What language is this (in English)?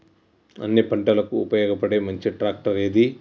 Telugu